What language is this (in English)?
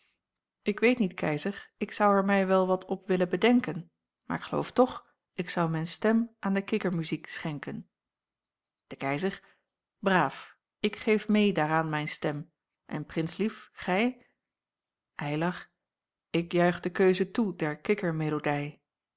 Dutch